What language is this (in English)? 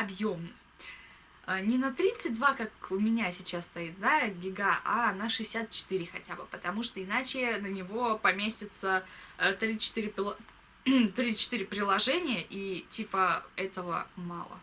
Russian